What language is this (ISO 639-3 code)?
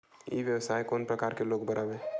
hne